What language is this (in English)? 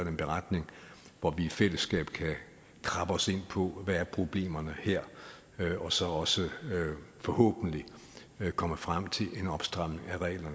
Danish